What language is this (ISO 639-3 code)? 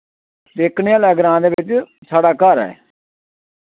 doi